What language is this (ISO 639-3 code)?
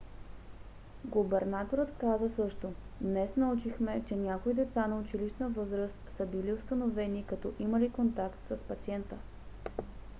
bul